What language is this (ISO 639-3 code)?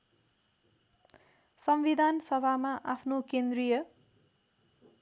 nep